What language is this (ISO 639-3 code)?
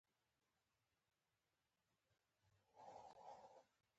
pus